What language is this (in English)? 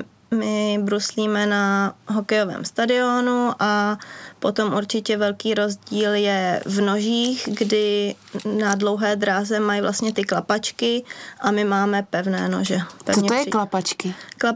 Czech